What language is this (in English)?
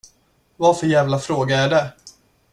Swedish